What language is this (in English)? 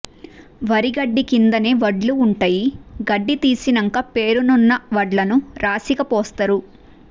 Telugu